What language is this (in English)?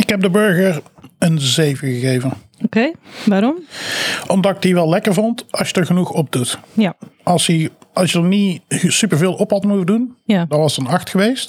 Dutch